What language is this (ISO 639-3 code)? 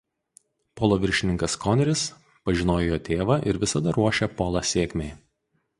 lit